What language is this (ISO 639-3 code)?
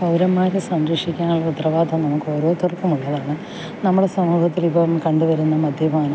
mal